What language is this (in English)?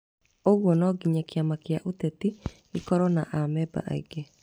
Kikuyu